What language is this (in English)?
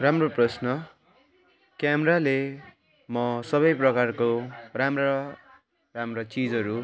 Nepali